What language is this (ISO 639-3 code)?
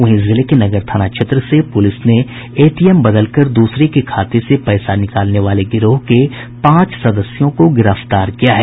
hin